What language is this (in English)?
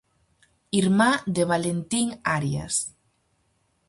Galician